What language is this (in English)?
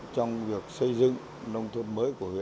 Vietnamese